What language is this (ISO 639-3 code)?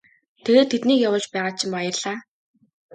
mon